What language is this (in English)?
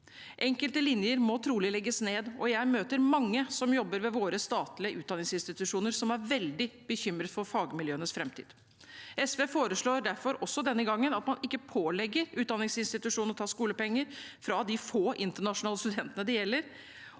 Norwegian